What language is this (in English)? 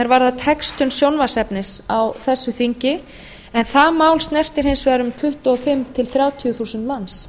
Icelandic